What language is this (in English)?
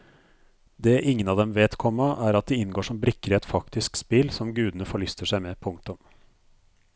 Norwegian